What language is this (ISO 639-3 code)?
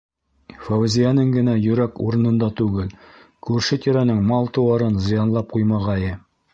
bak